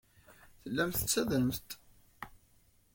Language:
Kabyle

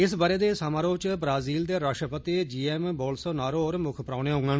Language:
Dogri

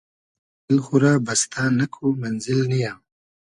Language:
Hazaragi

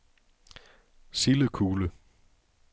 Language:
Danish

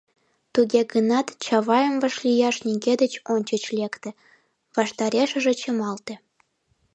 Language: Mari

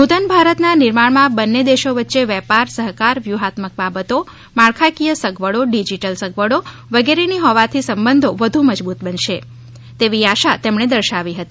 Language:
Gujarati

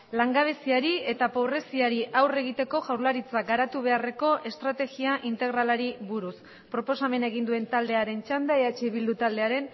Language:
Basque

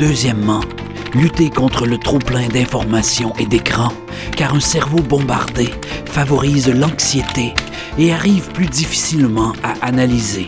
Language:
French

